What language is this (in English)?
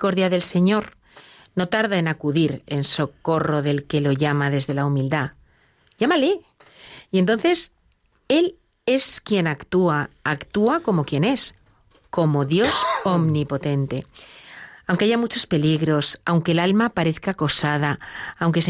Spanish